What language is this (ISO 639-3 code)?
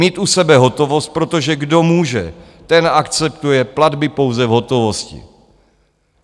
ces